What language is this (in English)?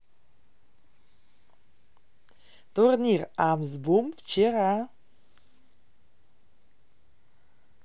Russian